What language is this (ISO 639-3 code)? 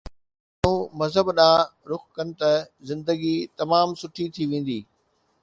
snd